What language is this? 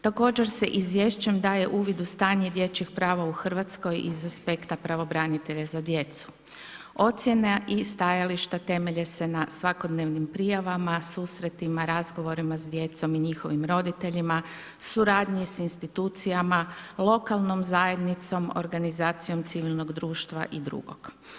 Croatian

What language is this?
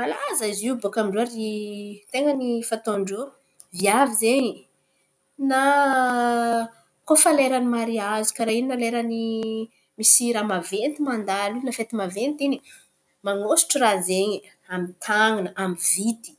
Antankarana Malagasy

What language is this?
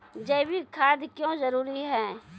Maithili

